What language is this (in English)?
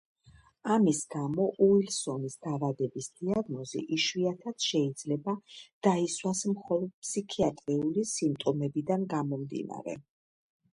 Georgian